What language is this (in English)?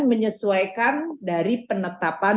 Indonesian